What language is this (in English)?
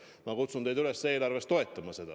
Estonian